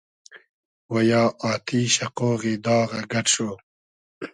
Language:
Hazaragi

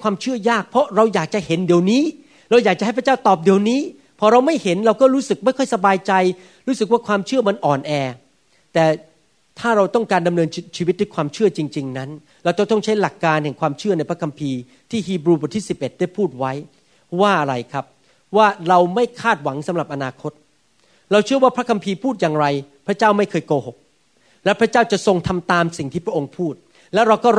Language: Thai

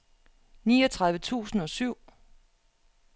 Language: Danish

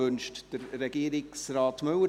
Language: Swiss German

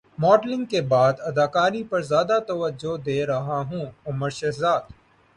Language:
Urdu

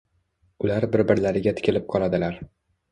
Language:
Uzbek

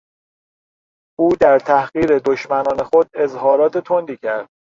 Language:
Persian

